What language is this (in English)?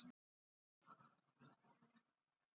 Icelandic